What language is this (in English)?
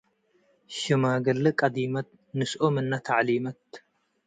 Tigre